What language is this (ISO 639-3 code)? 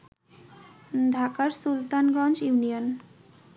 ben